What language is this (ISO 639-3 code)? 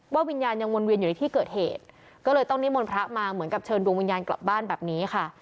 tha